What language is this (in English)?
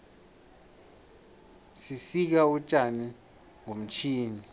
South Ndebele